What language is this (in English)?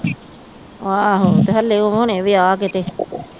Punjabi